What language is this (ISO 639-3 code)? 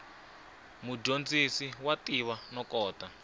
tso